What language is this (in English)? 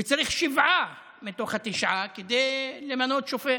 Hebrew